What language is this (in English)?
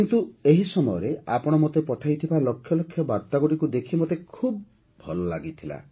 Odia